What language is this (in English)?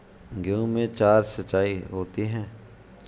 Hindi